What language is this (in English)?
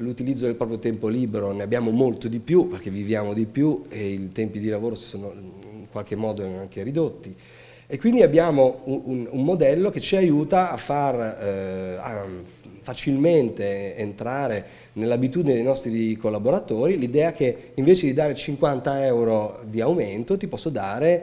Italian